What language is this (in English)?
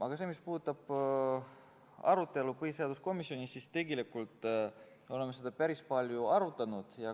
Estonian